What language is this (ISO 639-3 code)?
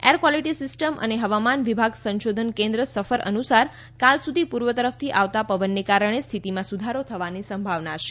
guj